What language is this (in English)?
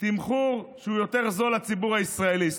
Hebrew